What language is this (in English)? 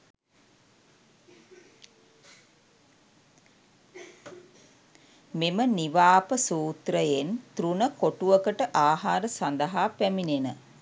Sinhala